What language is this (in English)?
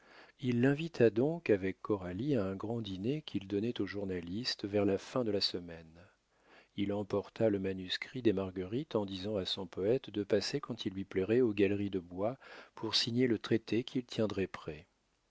French